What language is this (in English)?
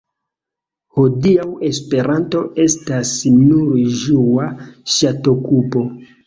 Esperanto